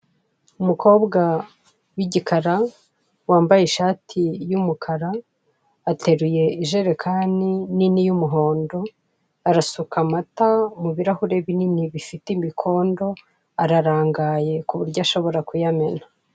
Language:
Kinyarwanda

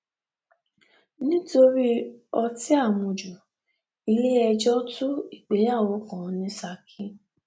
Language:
Yoruba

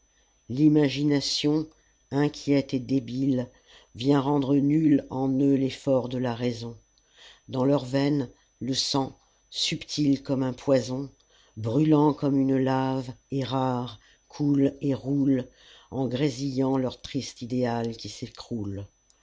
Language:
French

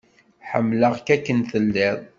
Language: Kabyle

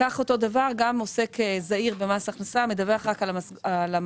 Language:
Hebrew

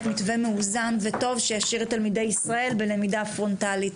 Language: Hebrew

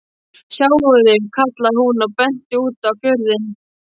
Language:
Icelandic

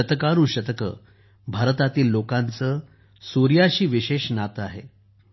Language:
Marathi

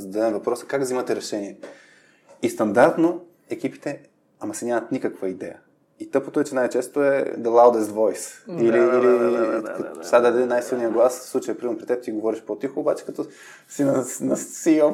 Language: Bulgarian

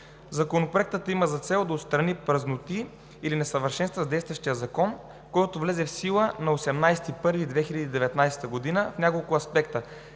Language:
Bulgarian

